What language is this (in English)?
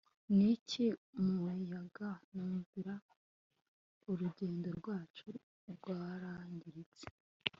Kinyarwanda